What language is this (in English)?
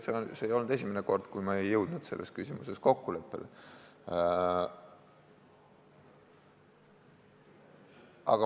Estonian